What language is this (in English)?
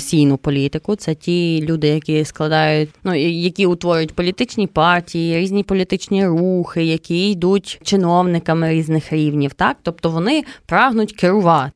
Ukrainian